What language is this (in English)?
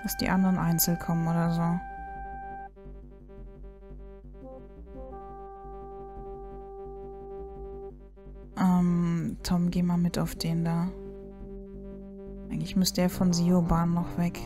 German